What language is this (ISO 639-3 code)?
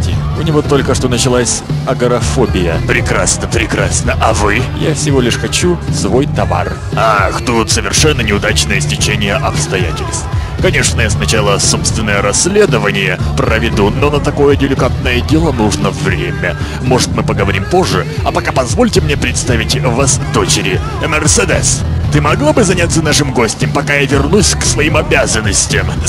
rus